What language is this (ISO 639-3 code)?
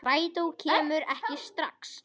isl